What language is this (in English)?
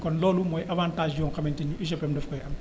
Wolof